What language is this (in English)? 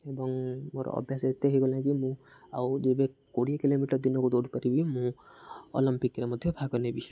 Odia